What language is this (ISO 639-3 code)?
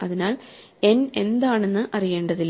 mal